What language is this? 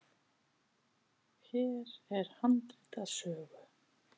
Icelandic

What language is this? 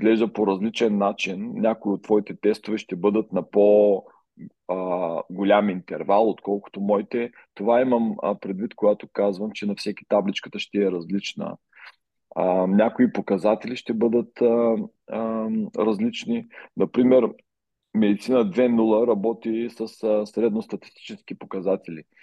Bulgarian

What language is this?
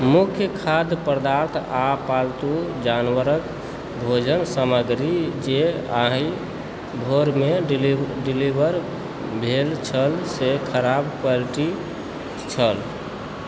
Maithili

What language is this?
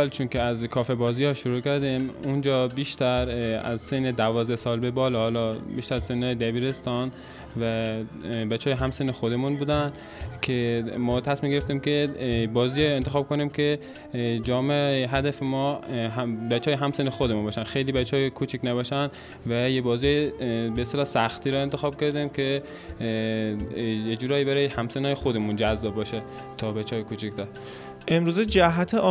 Persian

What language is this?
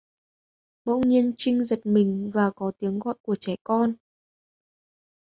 Vietnamese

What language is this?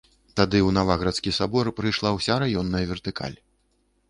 Belarusian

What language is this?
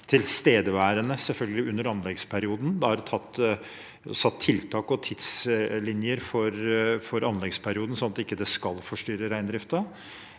Norwegian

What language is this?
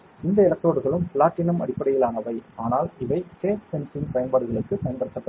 Tamil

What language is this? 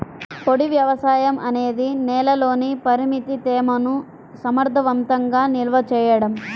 Telugu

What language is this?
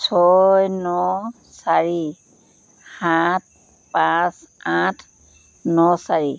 Assamese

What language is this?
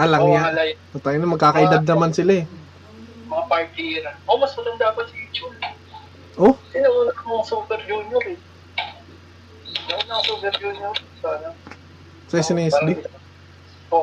Filipino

